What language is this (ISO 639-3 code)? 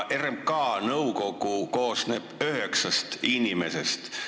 est